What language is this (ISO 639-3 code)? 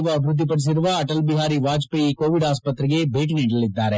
kan